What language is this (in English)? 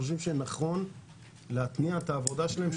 Hebrew